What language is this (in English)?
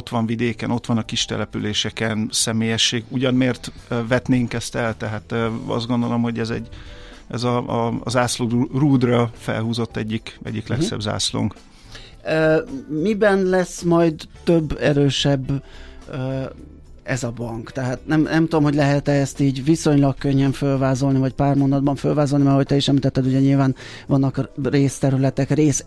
Hungarian